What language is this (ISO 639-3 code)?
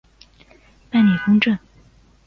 zho